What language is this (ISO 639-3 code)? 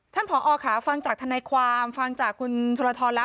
tha